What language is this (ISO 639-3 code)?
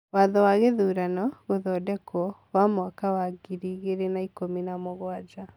kik